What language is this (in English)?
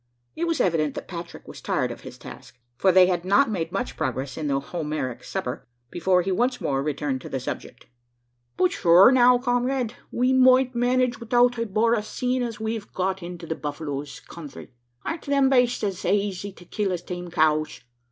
English